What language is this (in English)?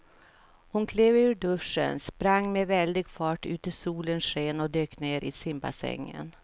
Swedish